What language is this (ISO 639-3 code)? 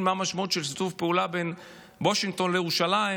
heb